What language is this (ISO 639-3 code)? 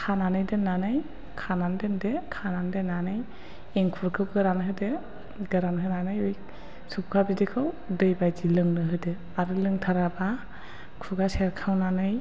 brx